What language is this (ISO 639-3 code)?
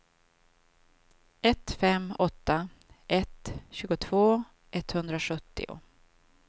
swe